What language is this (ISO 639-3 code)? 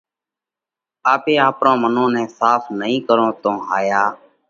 kvx